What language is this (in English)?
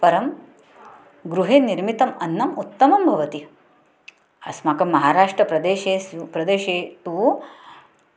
Sanskrit